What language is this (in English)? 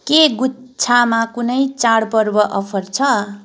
Nepali